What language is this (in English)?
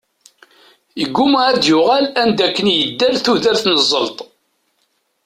Kabyle